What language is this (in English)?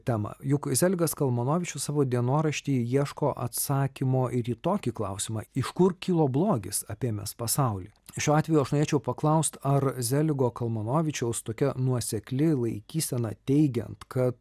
Lithuanian